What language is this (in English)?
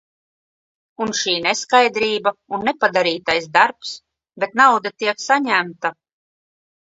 Latvian